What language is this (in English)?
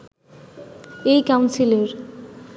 Bangla